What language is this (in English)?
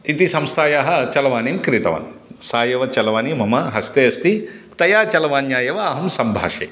Sanskrit